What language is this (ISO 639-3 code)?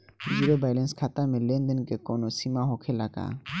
bho